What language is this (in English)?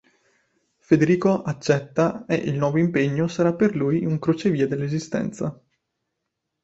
Italian